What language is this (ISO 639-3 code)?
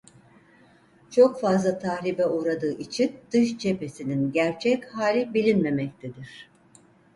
tur